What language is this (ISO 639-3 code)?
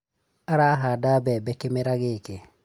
kik